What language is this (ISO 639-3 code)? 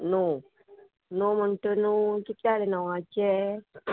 kok